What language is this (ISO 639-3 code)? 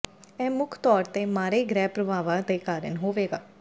pan